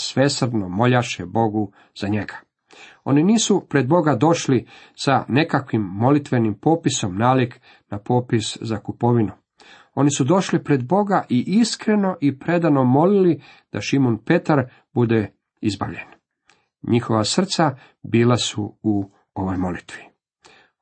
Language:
Croatian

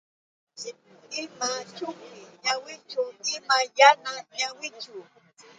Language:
Yauyos Quechua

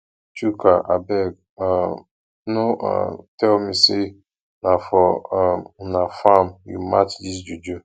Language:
Nigerian Pidgin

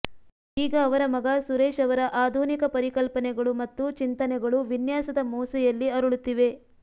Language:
Kannada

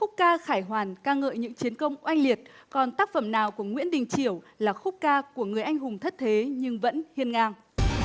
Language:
Vietnamese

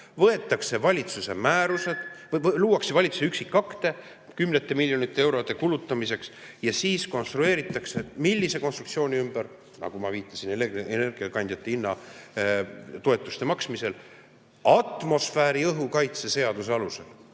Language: Estonian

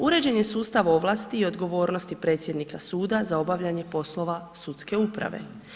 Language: Croatian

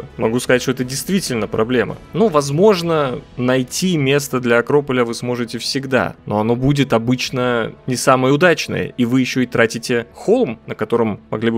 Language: Russian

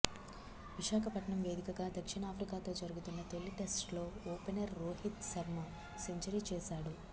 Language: Telugu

